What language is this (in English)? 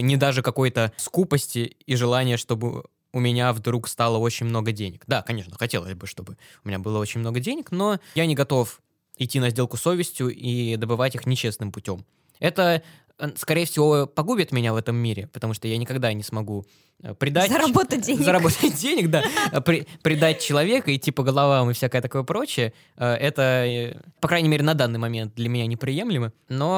Russian